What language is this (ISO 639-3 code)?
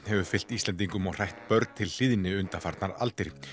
isl